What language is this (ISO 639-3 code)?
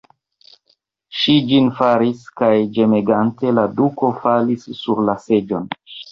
epo